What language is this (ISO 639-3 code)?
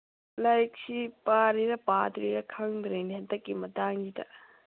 mni